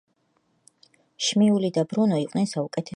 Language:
Georgian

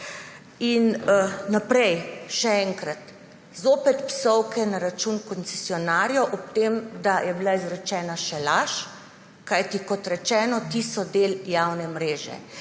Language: Slovenian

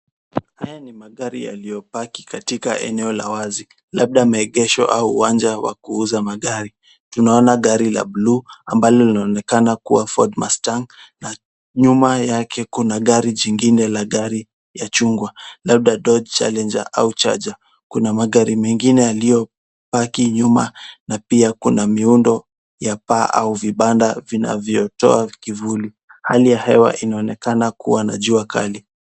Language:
Swahili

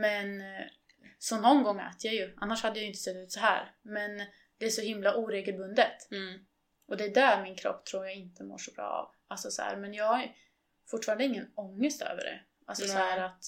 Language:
Swedish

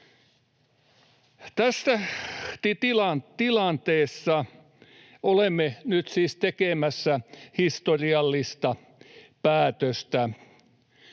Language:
Finnish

